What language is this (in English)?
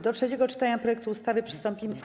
Polish